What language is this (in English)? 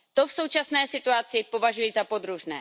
Czech